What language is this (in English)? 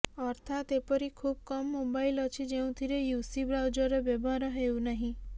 Odia